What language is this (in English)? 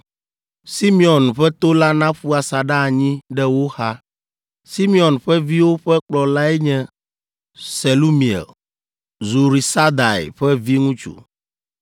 Ewe